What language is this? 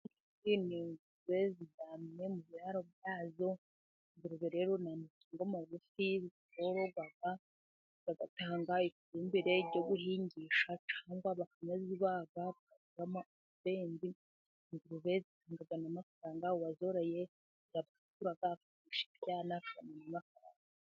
Kinyarwanda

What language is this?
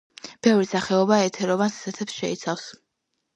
Georgian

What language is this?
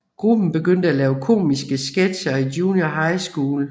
Danish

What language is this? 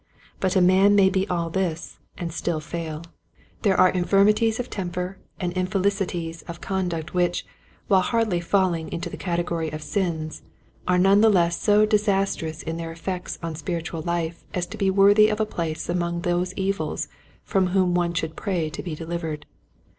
English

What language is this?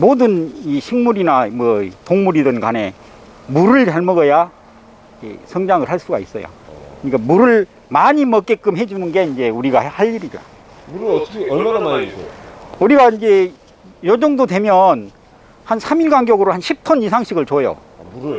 Korean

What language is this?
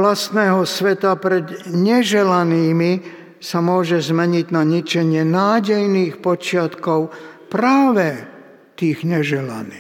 Slovak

